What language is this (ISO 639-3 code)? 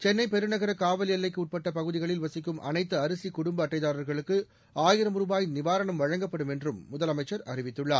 tam